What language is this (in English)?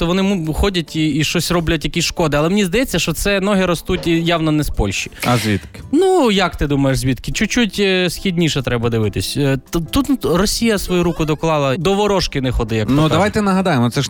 Ukrainian